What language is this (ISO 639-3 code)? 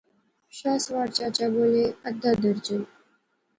phr